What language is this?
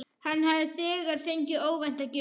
Icelandic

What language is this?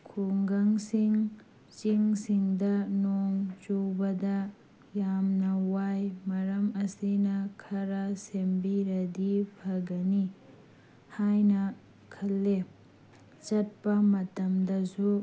Manipuri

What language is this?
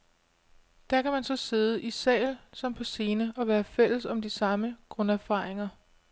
Danish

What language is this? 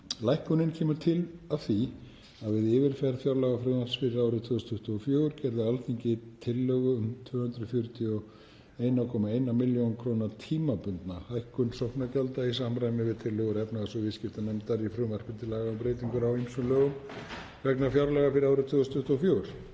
Icelandic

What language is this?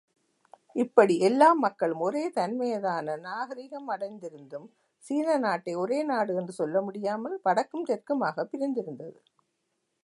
Tamil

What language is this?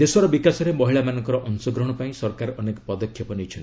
Odia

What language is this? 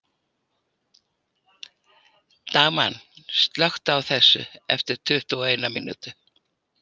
Icelandic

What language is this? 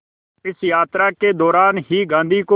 Hindi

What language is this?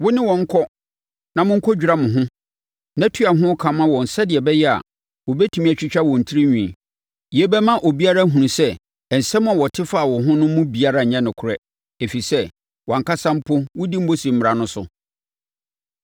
Akan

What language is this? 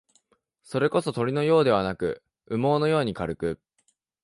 Japanese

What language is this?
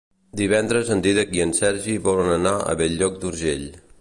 Catalan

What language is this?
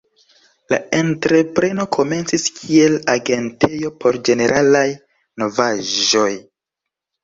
Esperanto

